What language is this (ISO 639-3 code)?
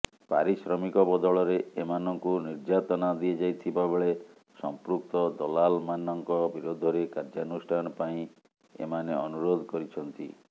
ori